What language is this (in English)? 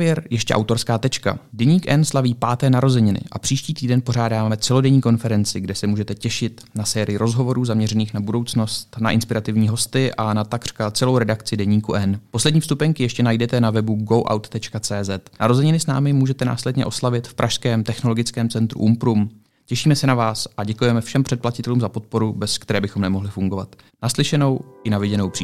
Czech